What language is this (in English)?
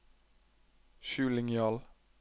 Norwegian